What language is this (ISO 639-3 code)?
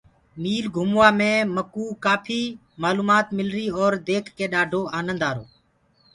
ggg